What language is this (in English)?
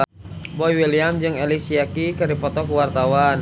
Sundanese